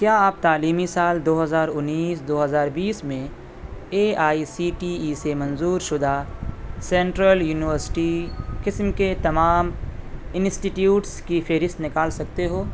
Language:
Urdu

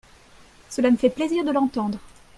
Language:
French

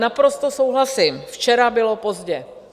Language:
Czech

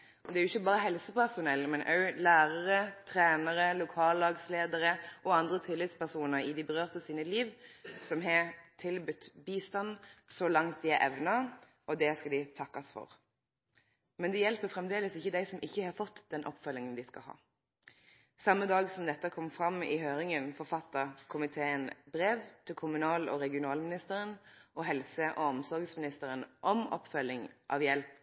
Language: Norwegian Nynorsk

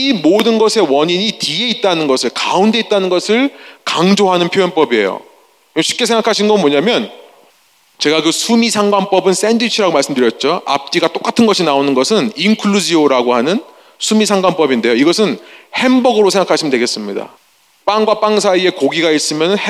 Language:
Korean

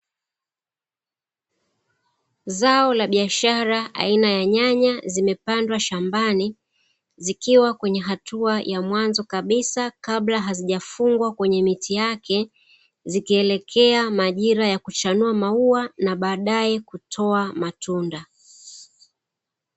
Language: Swahili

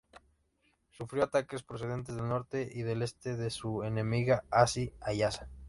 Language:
Spanish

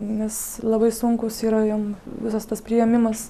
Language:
Lithuanian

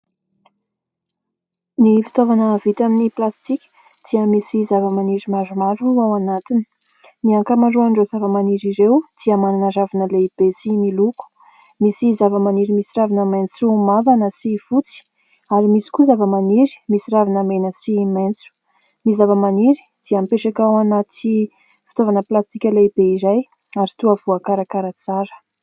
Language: Malagasy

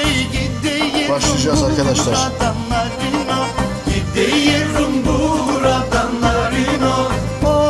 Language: Turkish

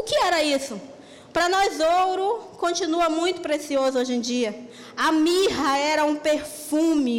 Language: Portuguese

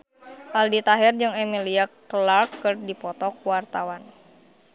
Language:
Sundanese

